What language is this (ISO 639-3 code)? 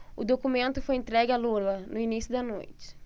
por